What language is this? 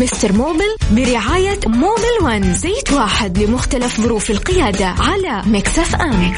Arabic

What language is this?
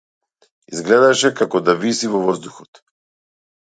Macedonian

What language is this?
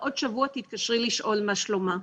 Hebrew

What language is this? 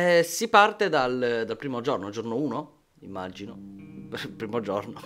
Italian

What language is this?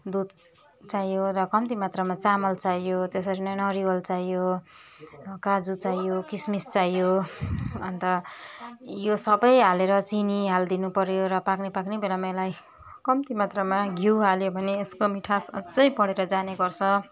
Nepali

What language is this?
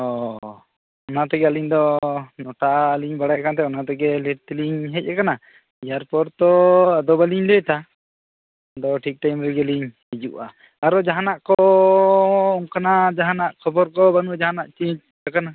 Santali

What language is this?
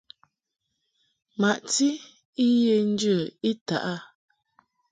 Mungaka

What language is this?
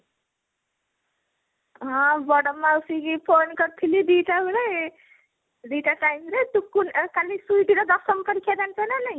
Odia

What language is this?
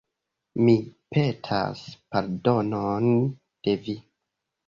Esperanto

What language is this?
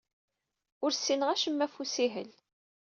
Kabyle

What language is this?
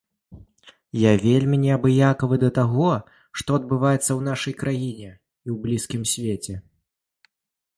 Belarusian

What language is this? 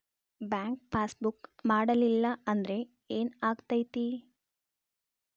Kannada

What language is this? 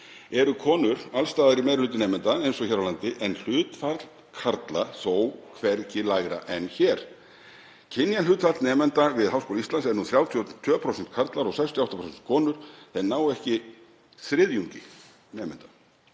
Icelandic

